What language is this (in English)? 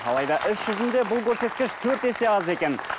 Kazakh